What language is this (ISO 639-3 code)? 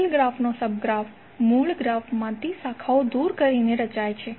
guj